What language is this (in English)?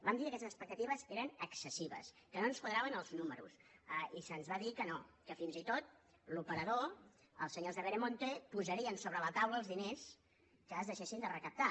Catalan